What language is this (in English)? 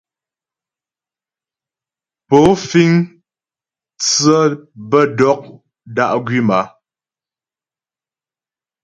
Ghomala